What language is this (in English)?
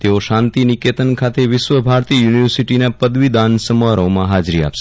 Gujarati